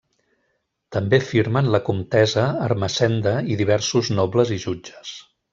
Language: Catalan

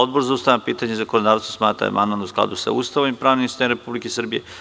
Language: Serbian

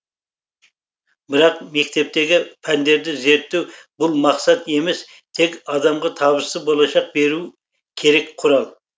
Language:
Kazakh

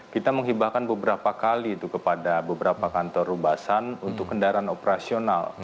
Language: Indonesian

